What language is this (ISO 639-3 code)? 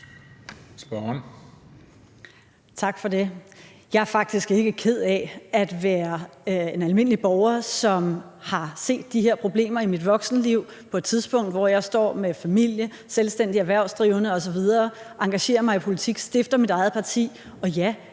dan